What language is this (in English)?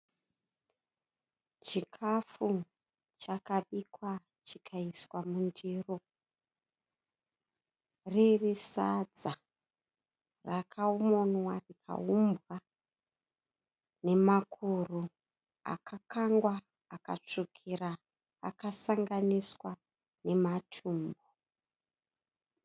Shona